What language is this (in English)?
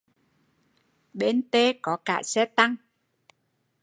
Vietnamese